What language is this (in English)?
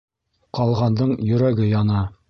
Bashkir